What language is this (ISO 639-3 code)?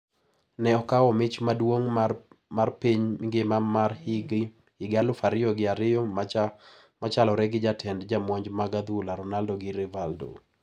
luo